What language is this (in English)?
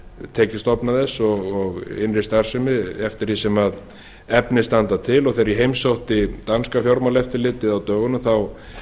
Icelandic